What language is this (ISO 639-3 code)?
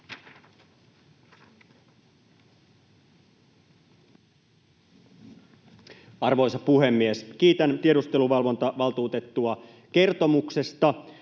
fin